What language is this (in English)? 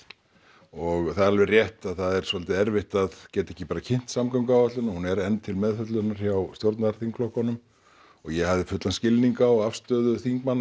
Icelandic